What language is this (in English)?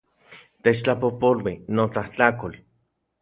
Central Puebla Nahuatl